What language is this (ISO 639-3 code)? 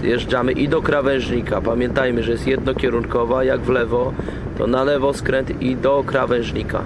pol